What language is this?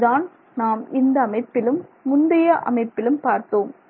Tamil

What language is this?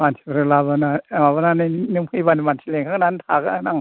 Bodo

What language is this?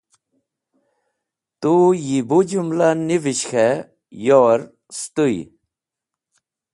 Wakhi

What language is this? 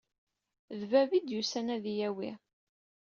Kabyle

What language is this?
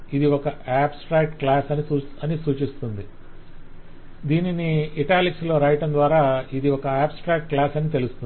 Telugu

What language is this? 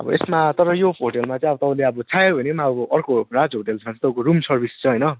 Nepali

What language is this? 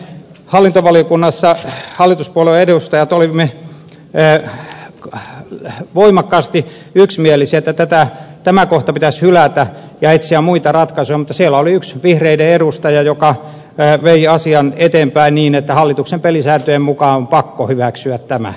Finnish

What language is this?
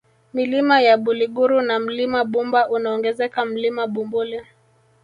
Swahili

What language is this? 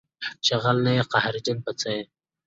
Pashto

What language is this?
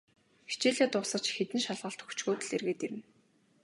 Mongolian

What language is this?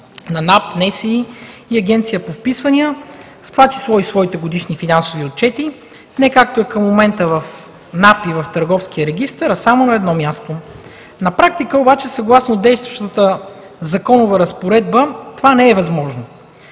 Bulgarian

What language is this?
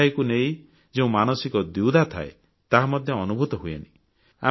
Odia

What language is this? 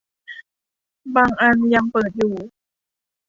Thai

